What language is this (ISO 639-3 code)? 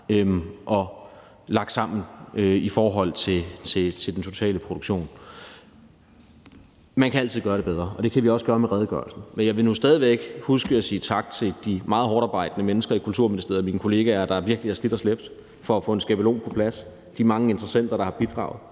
dan